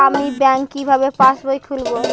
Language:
Bangla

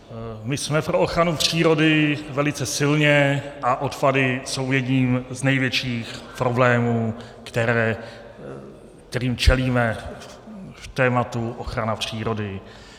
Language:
Czech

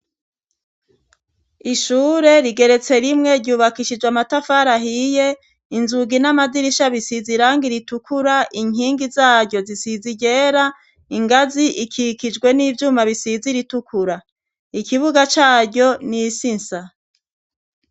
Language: Rundi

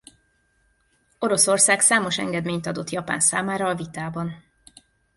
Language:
Hungarian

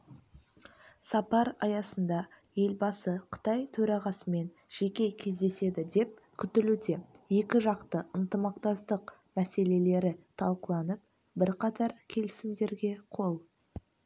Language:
Kazakh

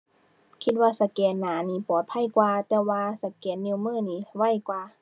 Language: Thai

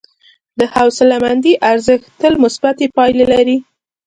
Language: Pashto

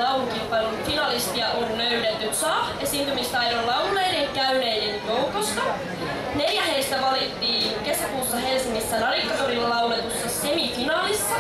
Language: Finnish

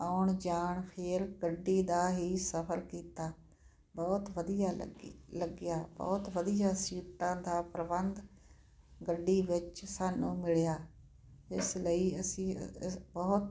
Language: Punjabi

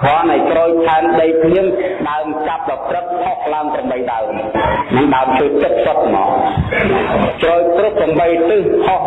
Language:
Vietnamese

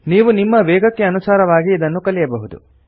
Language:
Kannada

